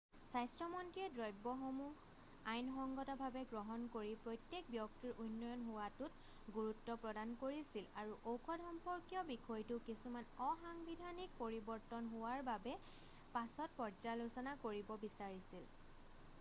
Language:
Assamese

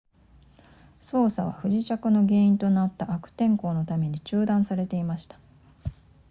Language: Japanese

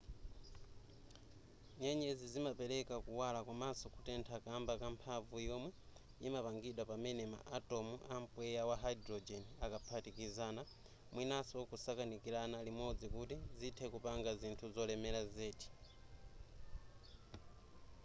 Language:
Nyanja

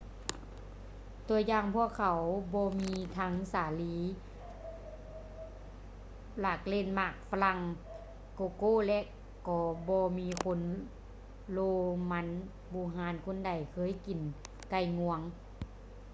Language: Lao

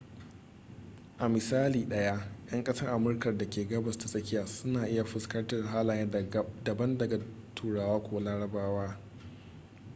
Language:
Hausa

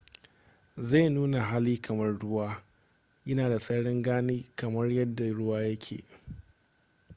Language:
Hausa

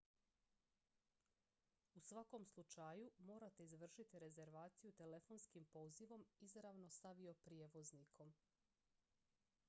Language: Croatian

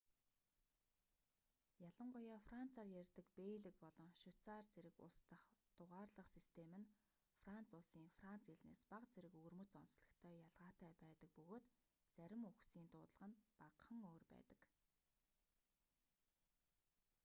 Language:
Mongolian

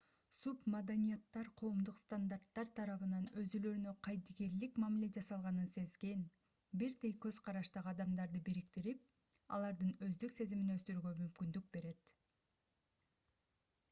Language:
Kyrgyz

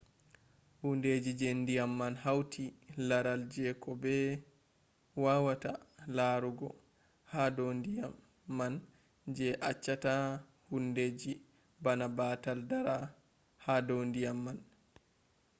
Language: Fula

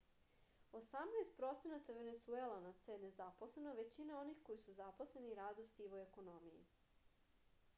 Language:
Serbian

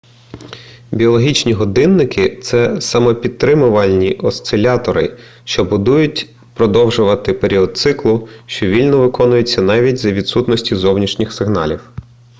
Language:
Ukrainian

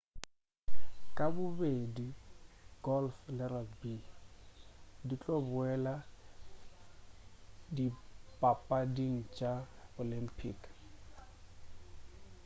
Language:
Northern Sotho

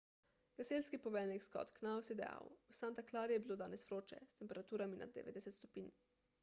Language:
Slovenian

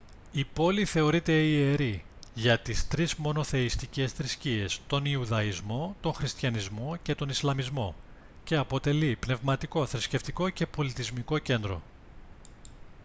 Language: Greek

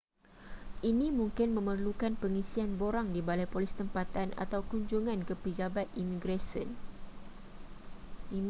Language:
Malay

